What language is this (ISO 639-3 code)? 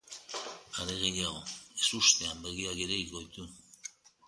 eus